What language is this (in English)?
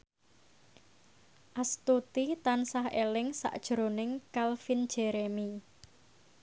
Javanese